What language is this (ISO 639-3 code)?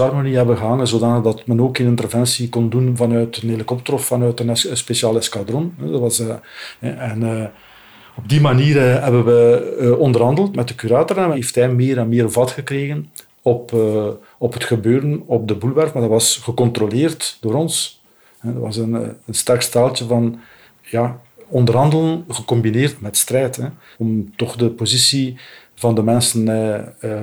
nld